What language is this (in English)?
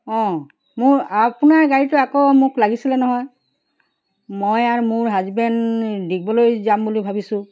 Assamese